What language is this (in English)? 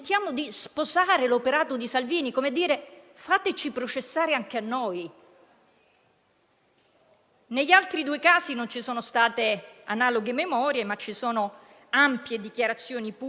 Italian